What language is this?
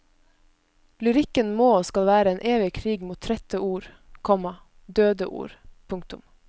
Norwegian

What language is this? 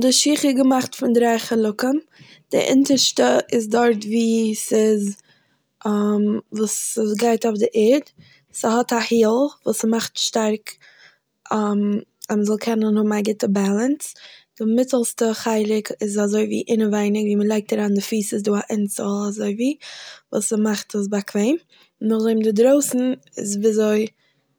Yiddish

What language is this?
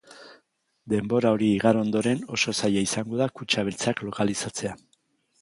Basque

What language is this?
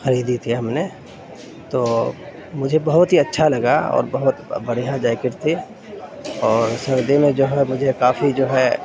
Urdu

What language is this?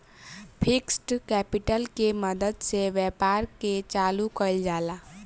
Bhojpuri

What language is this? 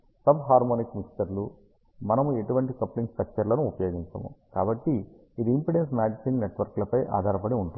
Telugu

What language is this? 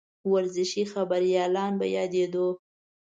Pashto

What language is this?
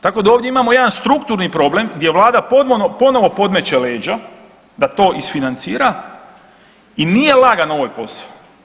Croatian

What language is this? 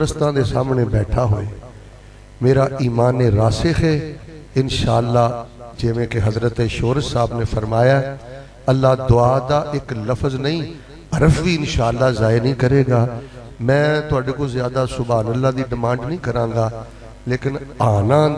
Punjabi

